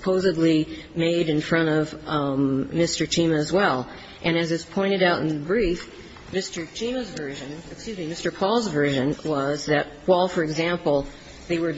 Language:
English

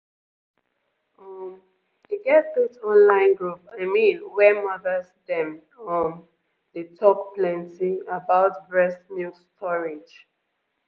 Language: Nigerian Pidgin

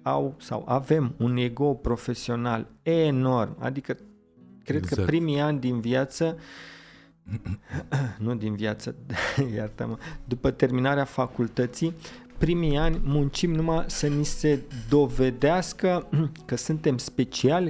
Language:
Romanian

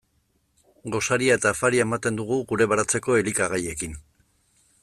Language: Basque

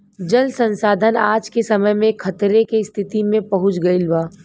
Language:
Bhojpuri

